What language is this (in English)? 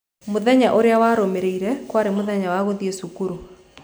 Kikuyu